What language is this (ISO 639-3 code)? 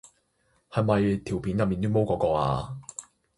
yue